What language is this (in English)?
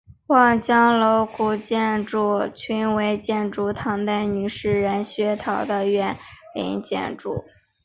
Chinese